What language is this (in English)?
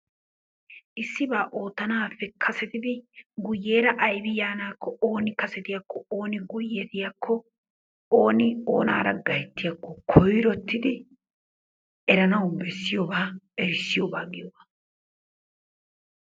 Wolaytta